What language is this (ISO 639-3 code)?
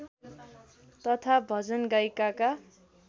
nep